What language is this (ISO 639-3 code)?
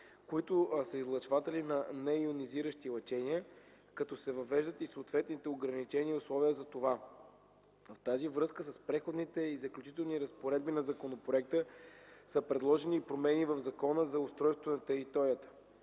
bul